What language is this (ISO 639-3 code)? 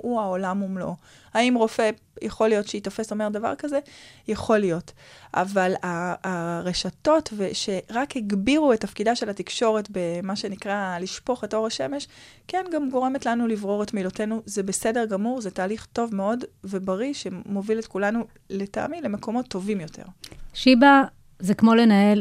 heb